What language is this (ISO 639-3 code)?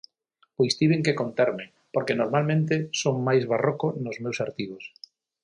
glg